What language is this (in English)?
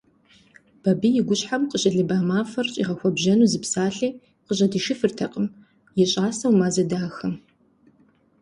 Kabardian